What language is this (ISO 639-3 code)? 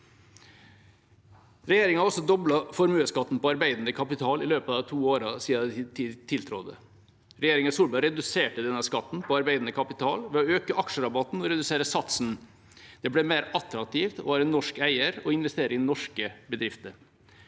nor